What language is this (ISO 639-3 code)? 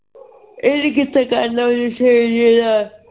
pan